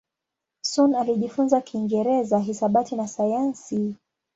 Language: Swahili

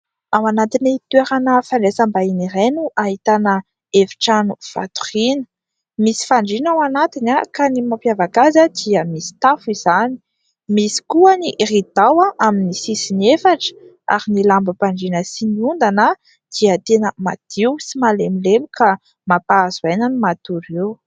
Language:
Malagasy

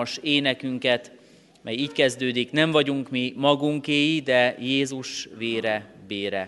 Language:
Hungarian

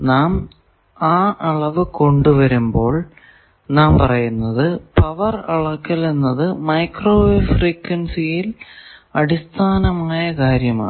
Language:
Malayalam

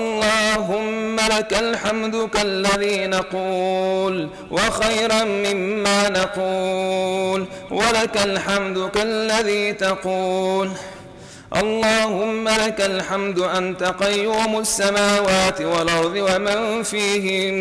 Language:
Arabic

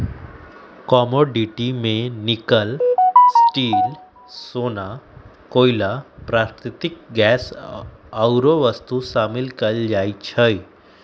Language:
Magahi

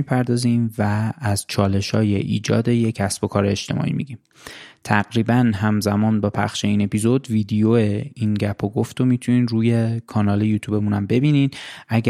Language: Persian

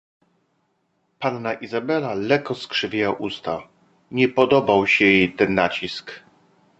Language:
Polish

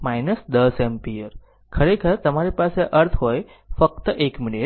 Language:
Gujarati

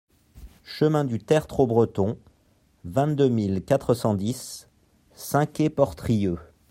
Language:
French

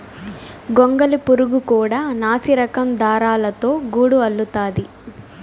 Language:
Telugu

